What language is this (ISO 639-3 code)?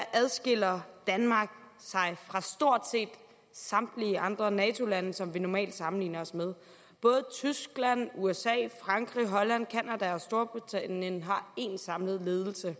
dan